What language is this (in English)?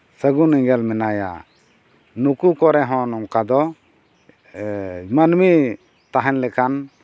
Santali